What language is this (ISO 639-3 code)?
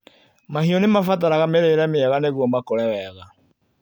kik